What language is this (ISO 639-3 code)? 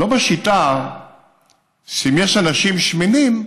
heb